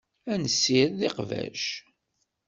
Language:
Kabyle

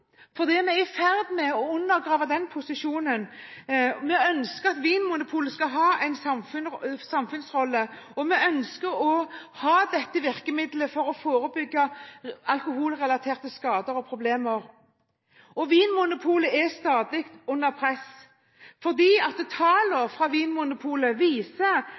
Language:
Norwegian Bokmål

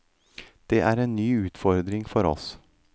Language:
Norwegian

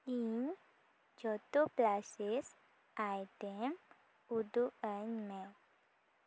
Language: Santali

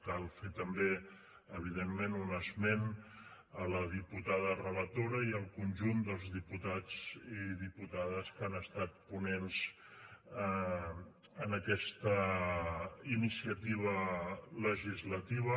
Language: Catalan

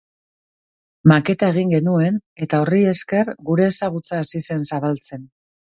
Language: Basque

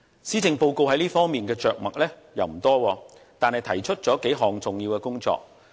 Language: Cantonese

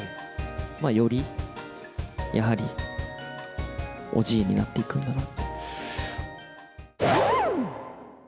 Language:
Japanese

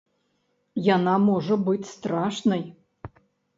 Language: Belarusian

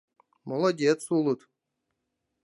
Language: Mari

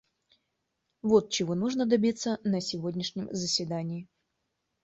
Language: Russian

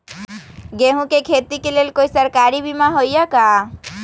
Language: Magahi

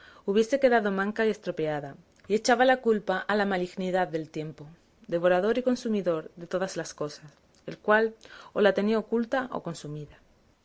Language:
Spanish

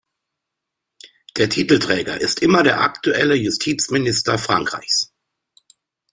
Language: German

